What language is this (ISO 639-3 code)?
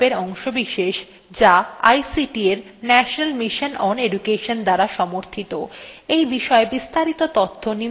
ben